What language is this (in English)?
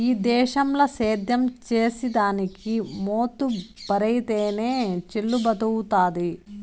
Telugu